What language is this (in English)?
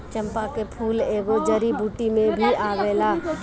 Bhojpuri